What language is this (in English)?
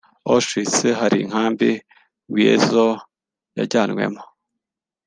Kinyarwanda